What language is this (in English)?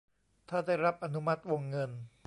Thai